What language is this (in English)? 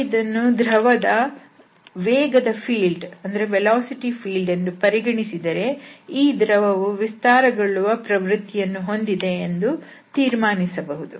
Kannada